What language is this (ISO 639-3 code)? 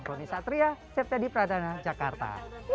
ind